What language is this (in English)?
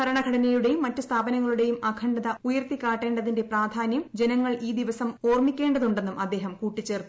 Malayalam